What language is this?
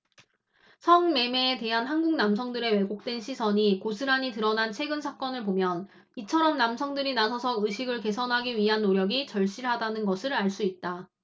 Korean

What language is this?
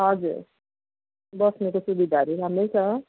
Nepali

